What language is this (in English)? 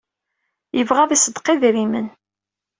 Kabyle